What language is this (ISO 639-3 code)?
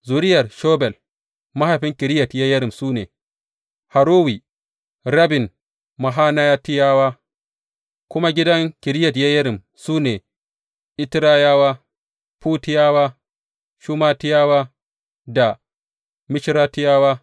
hau